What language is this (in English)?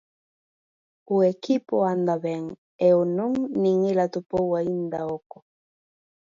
Galician